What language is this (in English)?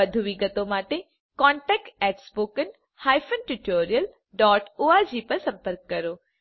Gujarati